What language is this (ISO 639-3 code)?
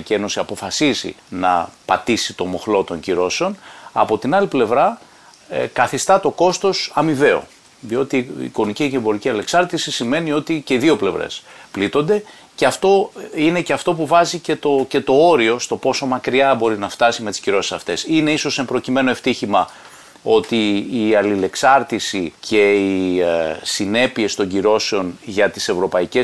ell